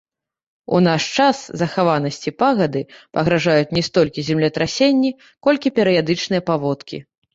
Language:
Belarusian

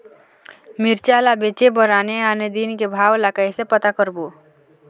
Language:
Chhattisgarhi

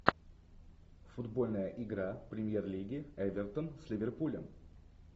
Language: Russian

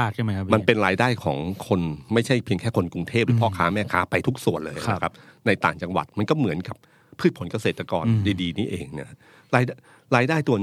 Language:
Thai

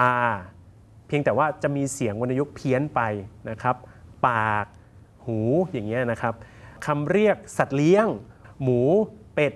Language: Thai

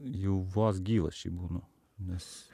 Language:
Lithuanian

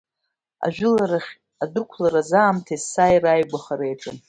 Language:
Abkhazian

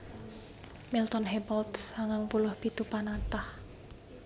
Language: Javanese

